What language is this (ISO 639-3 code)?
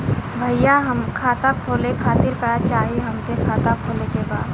bho